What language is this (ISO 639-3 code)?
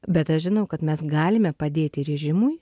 lit